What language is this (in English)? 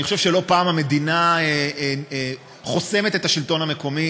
Hebrew